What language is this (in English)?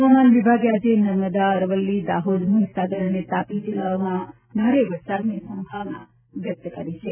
Gujarati